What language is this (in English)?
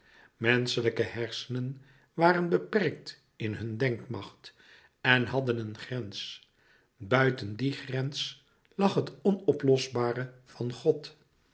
Dutch